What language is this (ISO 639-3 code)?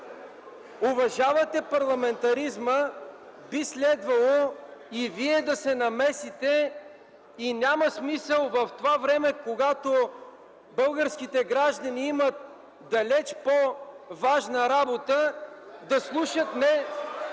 bul